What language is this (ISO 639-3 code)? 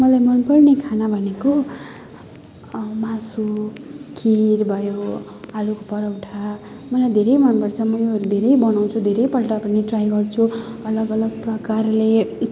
nep